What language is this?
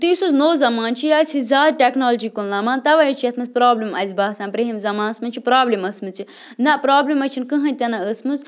Kashmiri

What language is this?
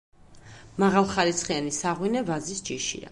Georgian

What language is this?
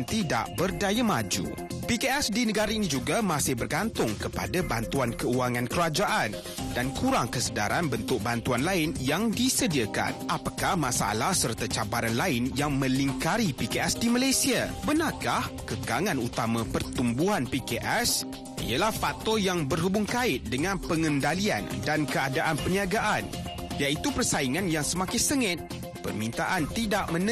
Malay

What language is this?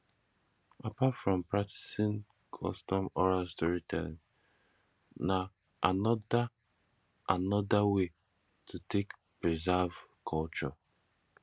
Nigerian Pidgin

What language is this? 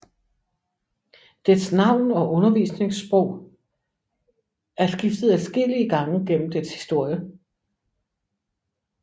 Danish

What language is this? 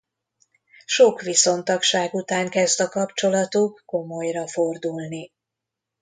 Hungarian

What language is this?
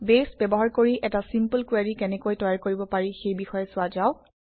Assamese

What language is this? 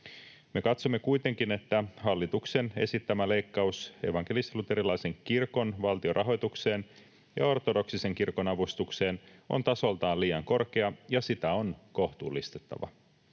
Finnish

